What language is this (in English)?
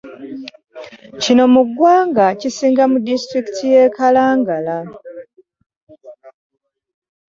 Ganda